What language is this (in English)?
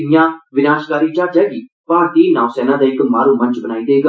Dogri